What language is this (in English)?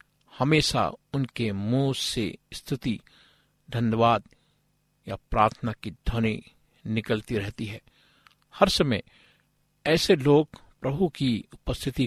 Hindi